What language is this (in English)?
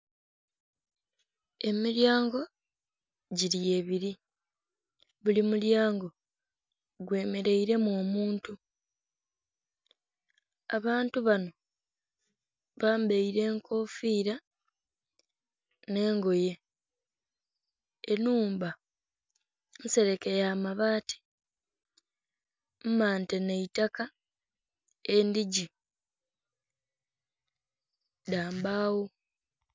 Soga